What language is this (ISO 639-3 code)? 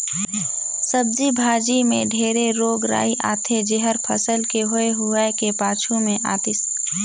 hne